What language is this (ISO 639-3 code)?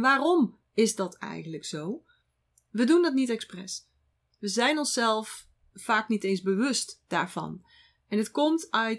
nld